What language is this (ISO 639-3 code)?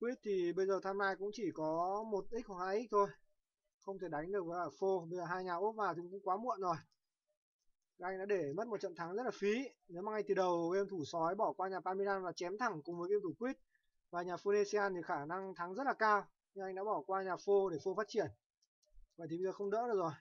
vie